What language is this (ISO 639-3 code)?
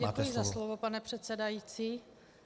ces